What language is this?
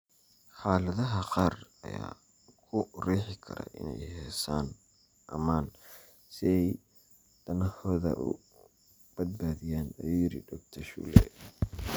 Somali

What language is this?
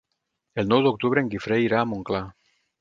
Catalan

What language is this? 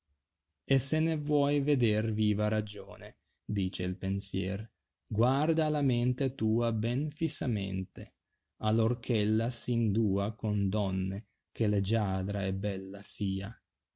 Italian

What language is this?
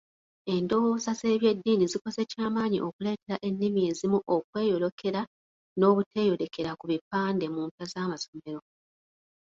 Ganda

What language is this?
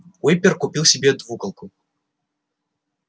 Russian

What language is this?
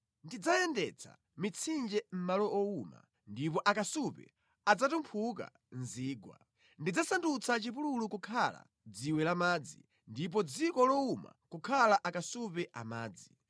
Nyanja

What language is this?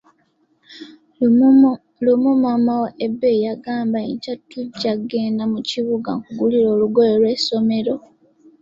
Ganda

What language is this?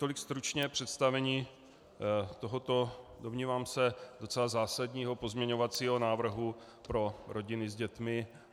Czech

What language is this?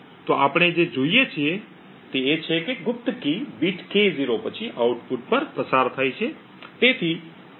Gujarati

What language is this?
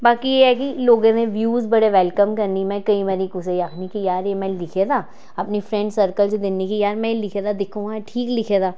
Dogri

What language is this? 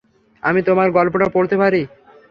Bangla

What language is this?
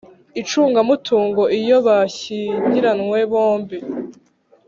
Kinyarwanda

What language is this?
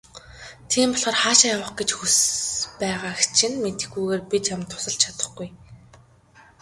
Mongolian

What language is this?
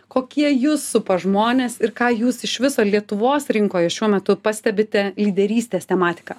Lithuanian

